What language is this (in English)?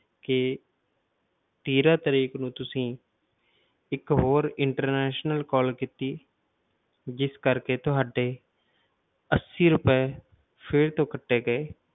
Punjabi